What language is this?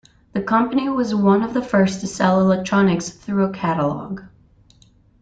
English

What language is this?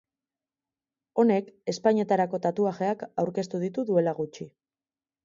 Basque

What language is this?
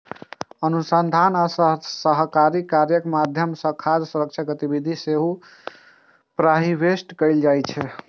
Maithili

